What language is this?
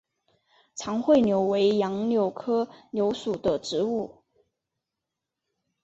Chinese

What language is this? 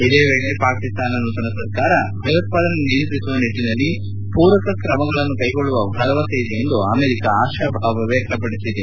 Kannada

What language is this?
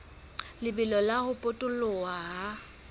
Southern Sotho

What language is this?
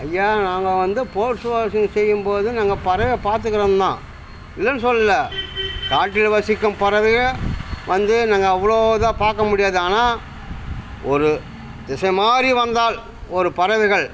Tamil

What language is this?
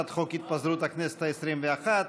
Hebrew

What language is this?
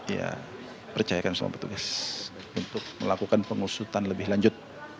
Indonesian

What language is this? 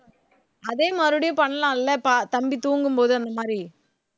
Tamil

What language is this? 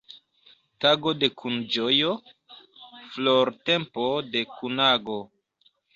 Esperanto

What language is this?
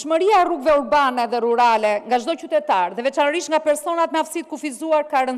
Romanian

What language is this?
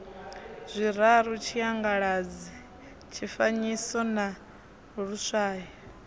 Venda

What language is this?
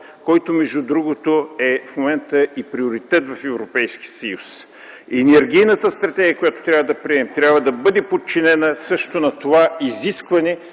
Bulgarian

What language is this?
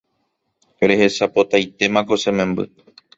Guarani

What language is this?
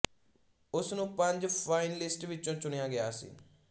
Punjabi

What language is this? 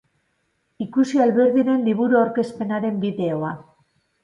Basque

